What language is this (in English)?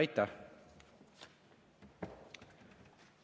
Estonian